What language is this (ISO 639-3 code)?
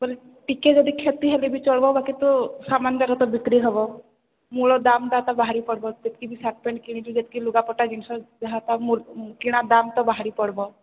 ori